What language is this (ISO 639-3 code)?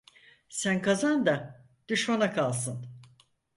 tur